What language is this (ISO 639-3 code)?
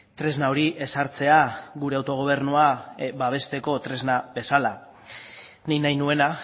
eus